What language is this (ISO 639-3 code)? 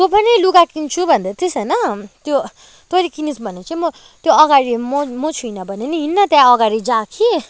nep